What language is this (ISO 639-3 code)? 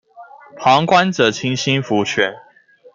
zho